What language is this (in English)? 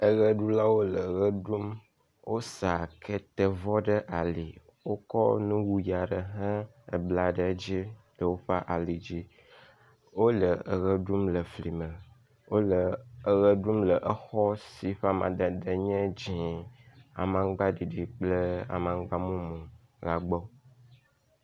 Ewe